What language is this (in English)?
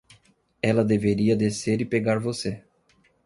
Portuguese